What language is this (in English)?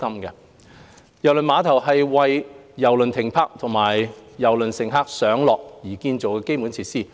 Cantonese